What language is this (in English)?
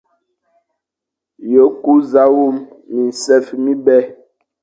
Fang